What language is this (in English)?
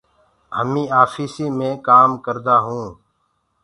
Gurgula